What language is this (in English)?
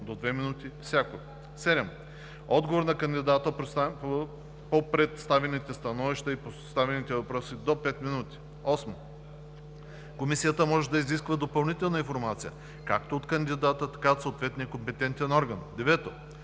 Bulgarian